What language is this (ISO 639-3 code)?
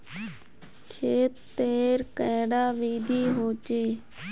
mag